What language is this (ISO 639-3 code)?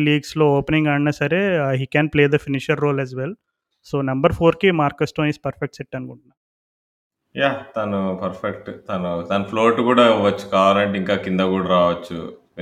tel